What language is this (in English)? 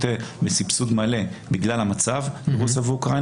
Hebrew